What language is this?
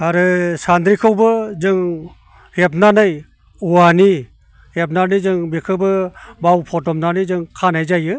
Bodo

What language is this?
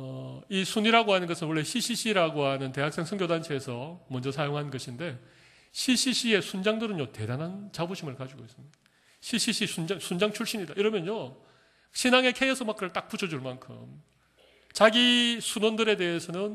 Korean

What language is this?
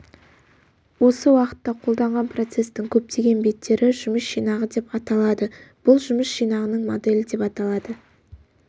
Kazakh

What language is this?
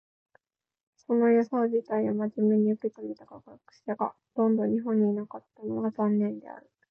Japanese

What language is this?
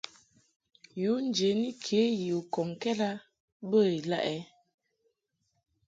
Mungaka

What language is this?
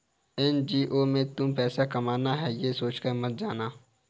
Hindi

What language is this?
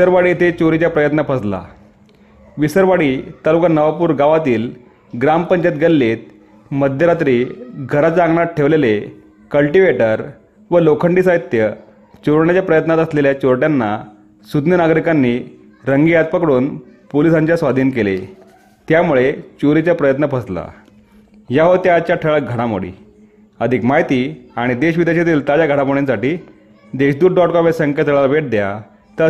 Marathi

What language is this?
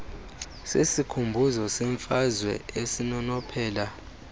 Xhosa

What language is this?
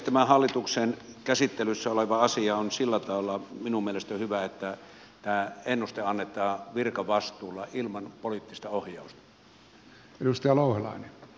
Finnish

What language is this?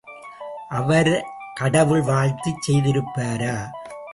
Tamil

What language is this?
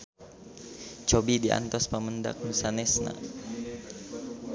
Sundanese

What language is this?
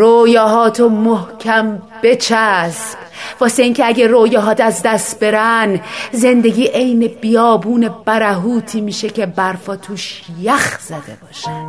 Persian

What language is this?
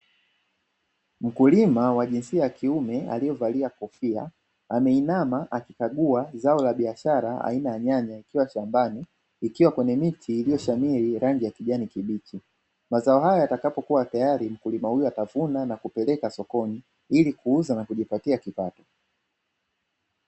Swahili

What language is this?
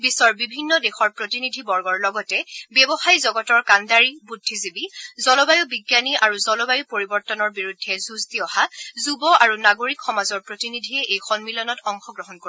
Assamese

